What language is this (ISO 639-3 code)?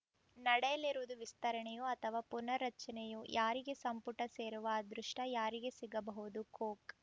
kan